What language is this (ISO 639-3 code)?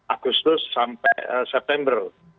ind